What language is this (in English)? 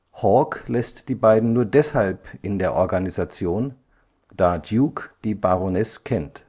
German